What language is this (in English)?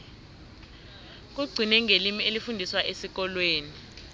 South Ndebele